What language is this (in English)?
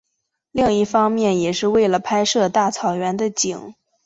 Chinese